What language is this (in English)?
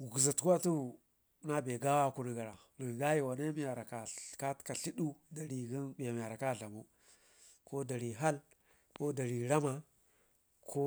Ngizim